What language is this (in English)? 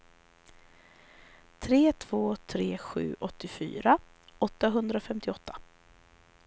Swedish